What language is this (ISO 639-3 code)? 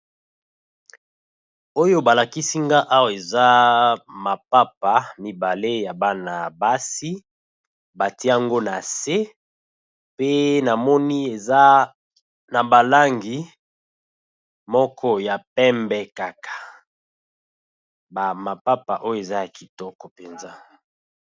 lin